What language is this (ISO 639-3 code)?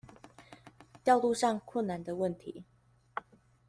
zho